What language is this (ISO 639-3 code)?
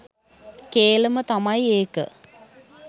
sin